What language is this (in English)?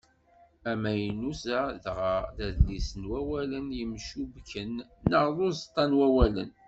Kabyle